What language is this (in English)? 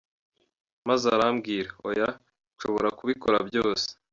Kinyarwanda